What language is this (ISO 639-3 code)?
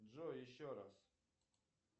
rus